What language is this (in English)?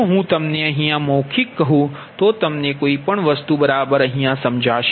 Gujarati